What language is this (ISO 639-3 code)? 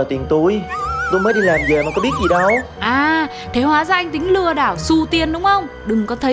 vie